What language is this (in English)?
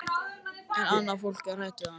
Icelandic